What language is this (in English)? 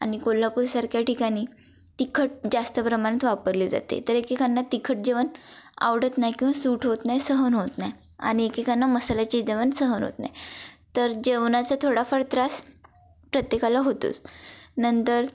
Marathi